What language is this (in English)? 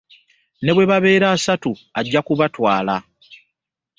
Ganda